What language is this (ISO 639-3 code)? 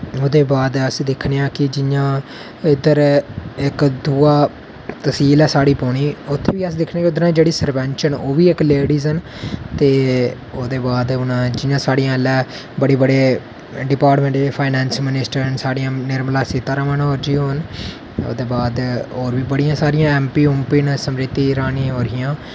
doi